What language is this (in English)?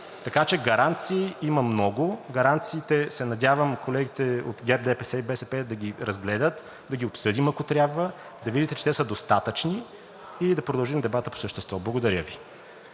Bulgarian